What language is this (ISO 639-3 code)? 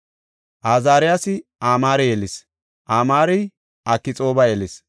gof